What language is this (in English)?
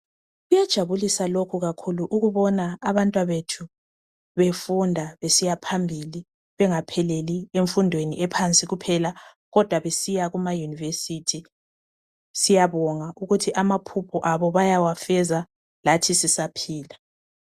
North Ndebele